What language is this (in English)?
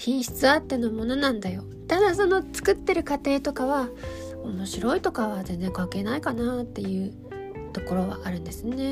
Japanese